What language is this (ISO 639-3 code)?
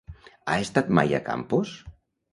cat